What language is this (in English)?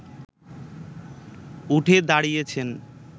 Bangla